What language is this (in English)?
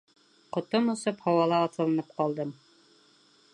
Bashkir